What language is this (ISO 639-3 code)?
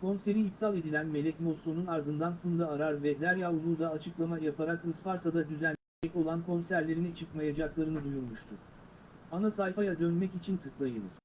tur